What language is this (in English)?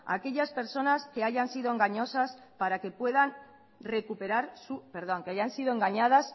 Spanish